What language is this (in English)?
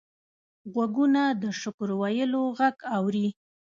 Pashto